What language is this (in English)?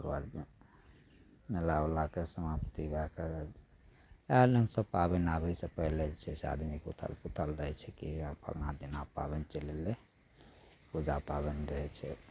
Maithili